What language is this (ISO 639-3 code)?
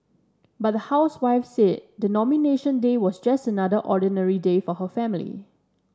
eng